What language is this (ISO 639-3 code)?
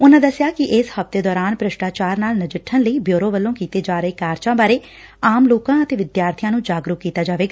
pan